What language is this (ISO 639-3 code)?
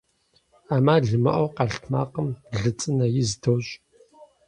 kbd